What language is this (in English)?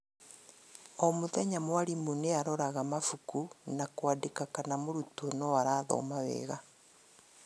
Kikuyu